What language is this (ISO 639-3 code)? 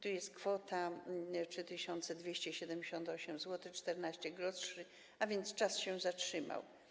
pol